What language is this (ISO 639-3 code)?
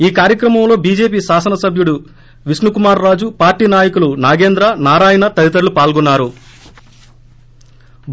tel